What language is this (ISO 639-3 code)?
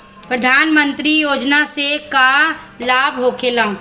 bho